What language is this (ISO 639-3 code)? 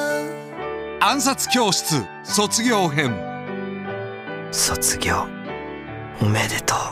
jpn